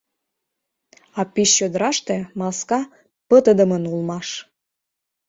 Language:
Mari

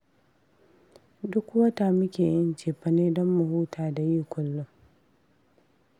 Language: Hausa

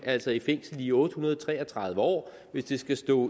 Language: Danish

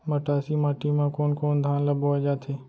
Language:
Chhattisgarhi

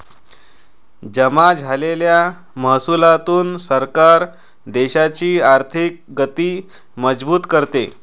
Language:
Marathi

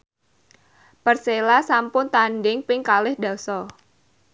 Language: Javanese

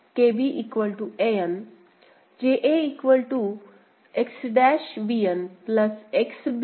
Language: Marathi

